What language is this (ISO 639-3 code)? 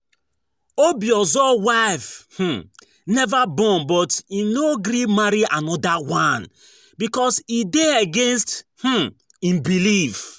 pcm